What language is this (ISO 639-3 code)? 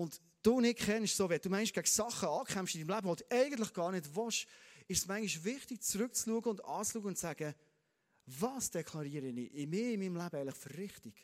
deu